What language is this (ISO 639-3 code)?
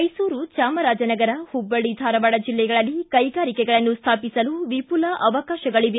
kan